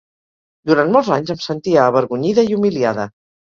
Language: Catalan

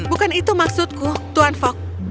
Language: Indonesian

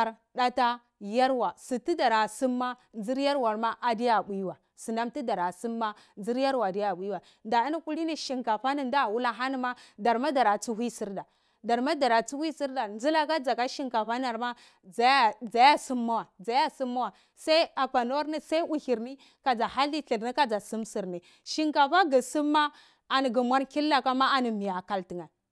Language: Cibak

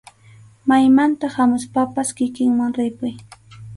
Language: Arequipa-La Unión Quechua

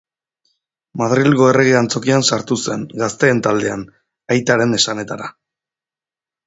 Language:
Basque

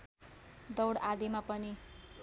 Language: Nepali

